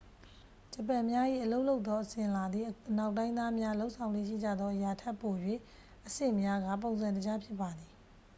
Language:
Burmese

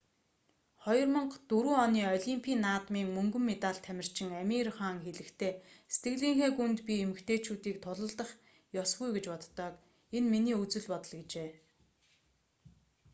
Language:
Mongolian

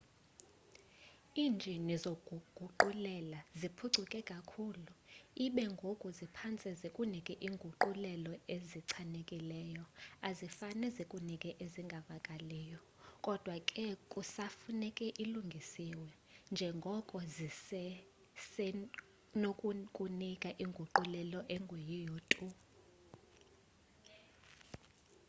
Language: Xhosa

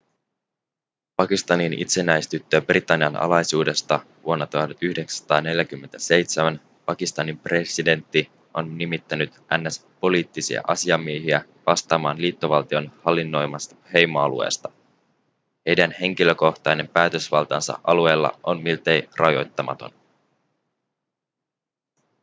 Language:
Finnish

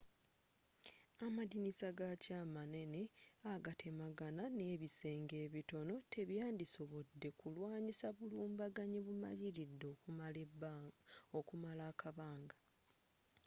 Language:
Ganda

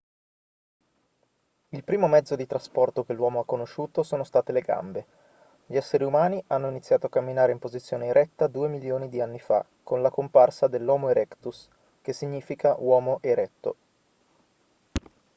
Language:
Italian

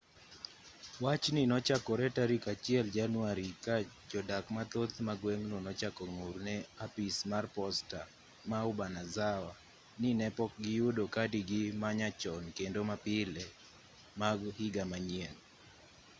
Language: Luo (Kenya and Tanzania)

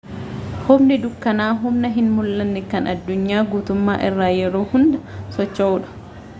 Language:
Oromo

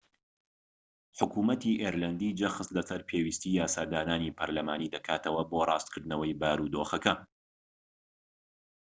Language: Central Kurdish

